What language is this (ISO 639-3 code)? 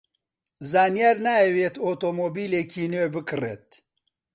ckb